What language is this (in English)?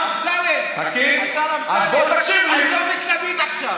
Hebrew